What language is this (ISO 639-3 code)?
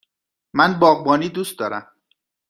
fas